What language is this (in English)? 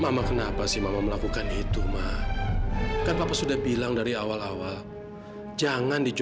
Indonesian